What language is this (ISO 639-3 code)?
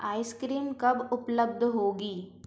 hin